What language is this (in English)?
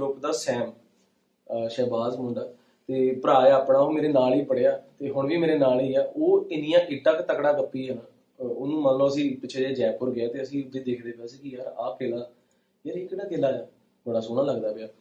Punjabi